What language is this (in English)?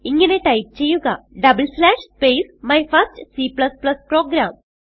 Malayalam